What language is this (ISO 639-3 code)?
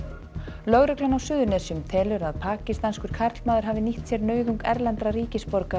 isl